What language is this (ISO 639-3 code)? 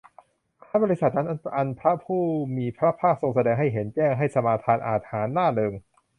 tha